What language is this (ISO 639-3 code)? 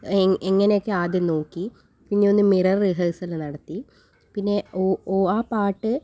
mal